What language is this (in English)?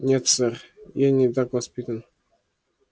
Russian